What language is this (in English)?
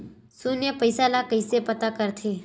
Chhattisgarhi